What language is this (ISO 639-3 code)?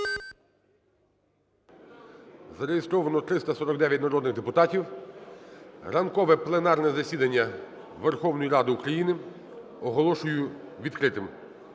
ukr